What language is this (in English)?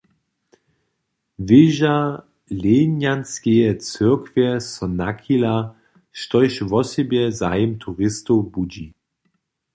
Upper Sorbian